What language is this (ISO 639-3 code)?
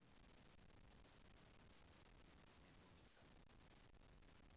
rus